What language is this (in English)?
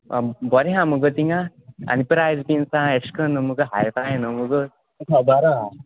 Konkani